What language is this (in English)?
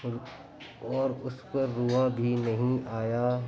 Urdu